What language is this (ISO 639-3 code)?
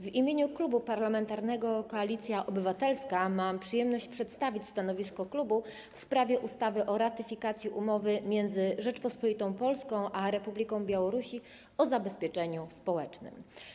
pol